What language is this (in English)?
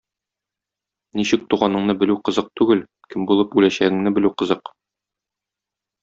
Tatar